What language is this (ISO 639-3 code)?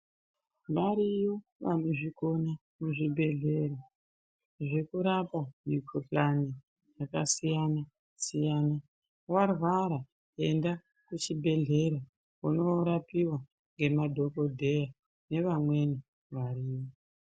ndc